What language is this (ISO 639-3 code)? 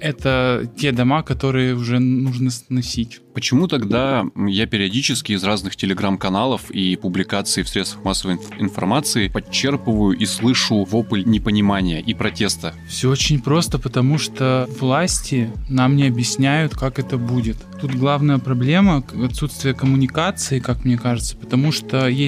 rus